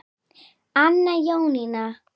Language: Icelandic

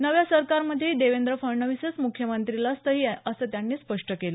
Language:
Marathi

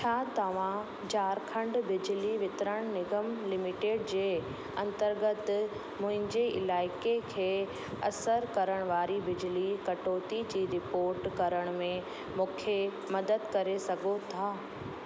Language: Sindhi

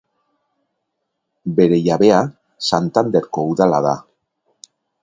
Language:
Basque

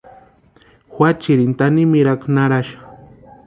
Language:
Western Highland Purepecha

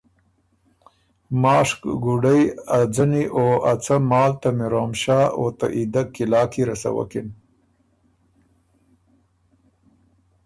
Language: Ormuri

